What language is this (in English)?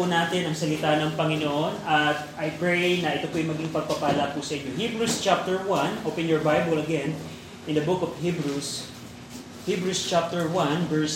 Filipino